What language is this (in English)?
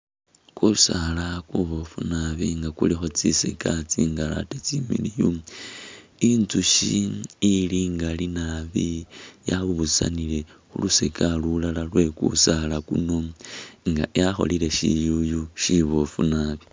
Masaaba